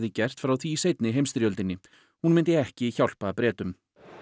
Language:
Icelandic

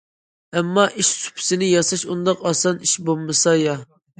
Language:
Uyghur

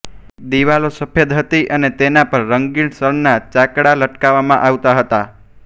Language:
Gujarati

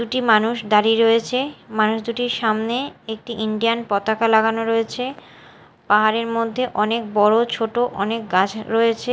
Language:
Bangla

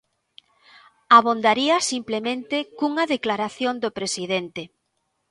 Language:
Galician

